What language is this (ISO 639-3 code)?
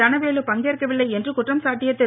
tam